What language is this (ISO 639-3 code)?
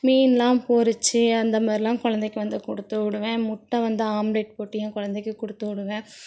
tam